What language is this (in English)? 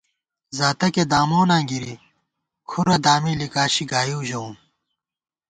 Gawar-Bati